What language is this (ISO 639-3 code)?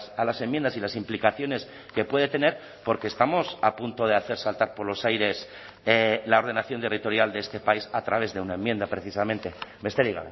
spa